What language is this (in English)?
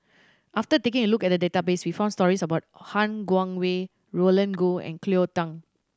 English